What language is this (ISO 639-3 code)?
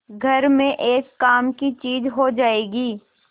hin